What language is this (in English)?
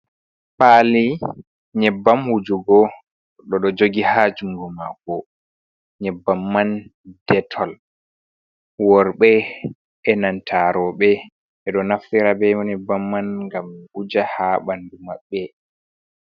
Fula